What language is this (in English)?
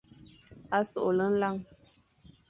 Fang